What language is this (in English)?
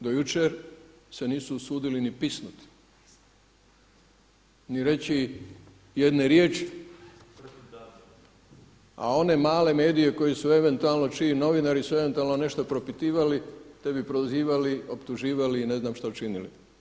Croatian